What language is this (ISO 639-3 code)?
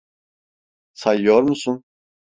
tur